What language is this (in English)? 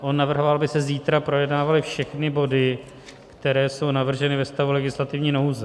Czech